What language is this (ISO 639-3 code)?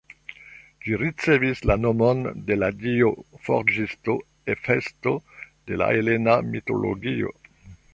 epo